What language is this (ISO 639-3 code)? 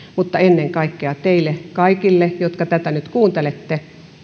fin